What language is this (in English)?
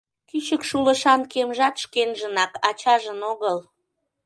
Mari